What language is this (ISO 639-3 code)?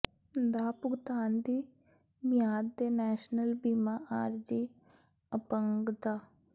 pan